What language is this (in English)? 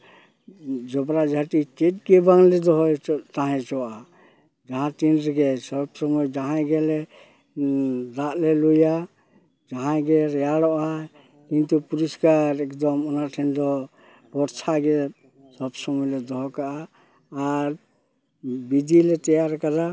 Santali